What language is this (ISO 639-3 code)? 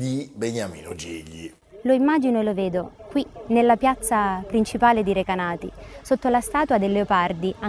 ita